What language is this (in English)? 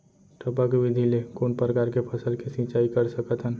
Chhattisgarhi